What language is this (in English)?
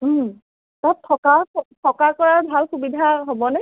Assamese